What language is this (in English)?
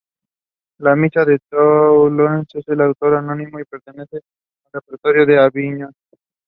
English